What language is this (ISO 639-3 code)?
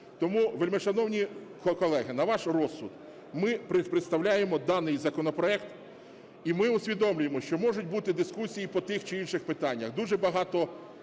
ukr